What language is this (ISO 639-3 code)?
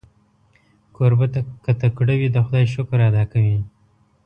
pus